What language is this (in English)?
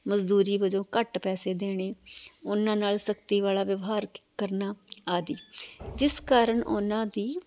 Punjabi